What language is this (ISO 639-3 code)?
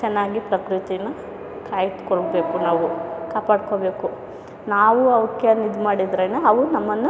kan